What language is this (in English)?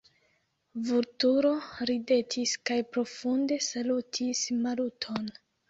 Esperanto